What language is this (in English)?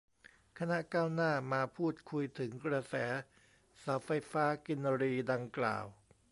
Thai